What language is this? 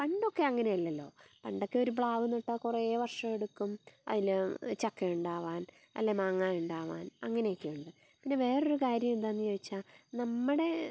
Malayalam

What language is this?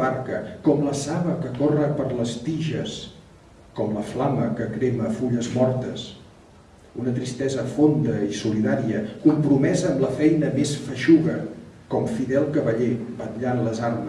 Catalan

